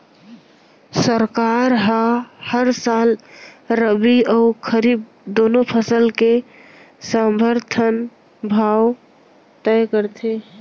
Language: Chhattisgarhi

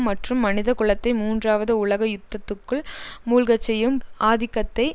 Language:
Tamil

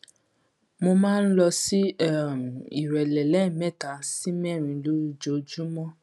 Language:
Yoruba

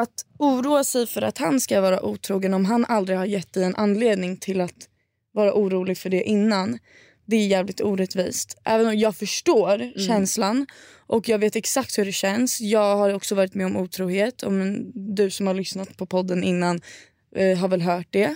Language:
Swedish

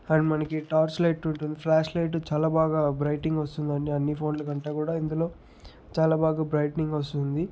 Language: Telugu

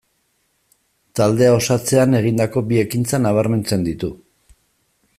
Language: Basque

